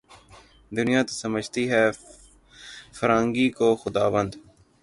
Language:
Urdu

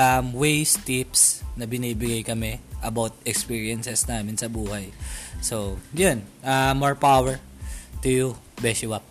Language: Filipino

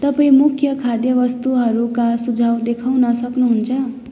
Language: Nepali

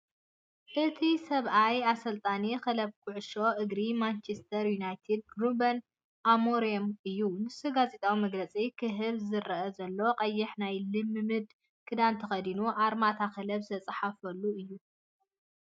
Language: Tigrinya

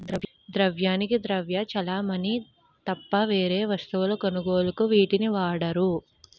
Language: Telugu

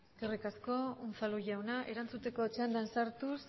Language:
Basque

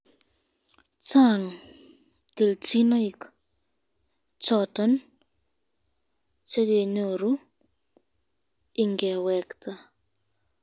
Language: Kalenjin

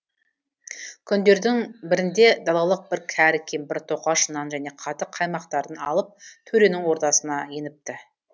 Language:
Kazakh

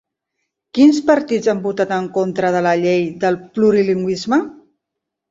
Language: Catalan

